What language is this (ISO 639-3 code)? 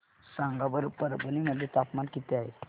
mar